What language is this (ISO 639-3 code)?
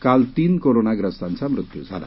mar